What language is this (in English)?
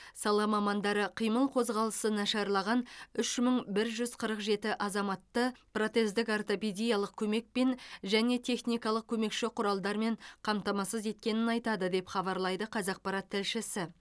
Kazakh